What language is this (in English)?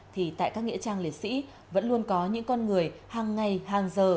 Vietnamese